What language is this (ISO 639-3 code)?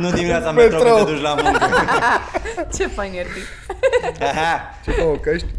ron